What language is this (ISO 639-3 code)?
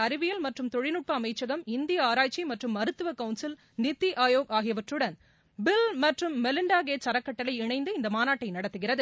tam